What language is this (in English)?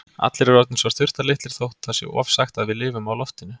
Icelandic